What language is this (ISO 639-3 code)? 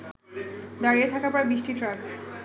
ben